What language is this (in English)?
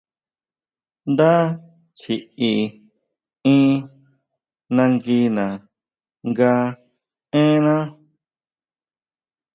Huautla Mazatec